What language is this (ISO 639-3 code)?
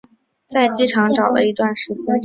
zho